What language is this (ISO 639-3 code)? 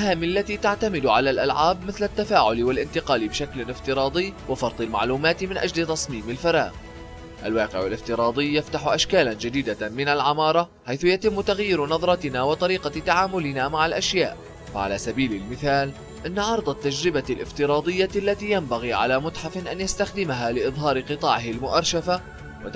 ara